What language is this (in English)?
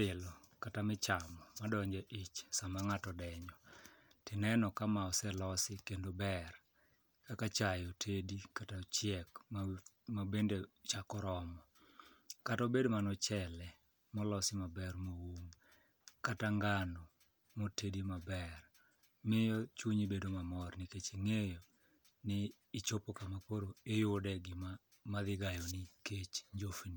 Luo (Kenya and Tanzania)